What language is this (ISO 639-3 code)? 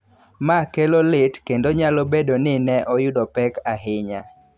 luo